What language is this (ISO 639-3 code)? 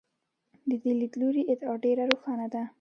pus